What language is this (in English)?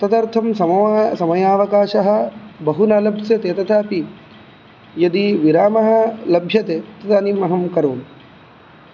Sanskrit